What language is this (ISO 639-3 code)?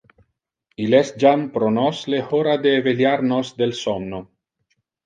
ina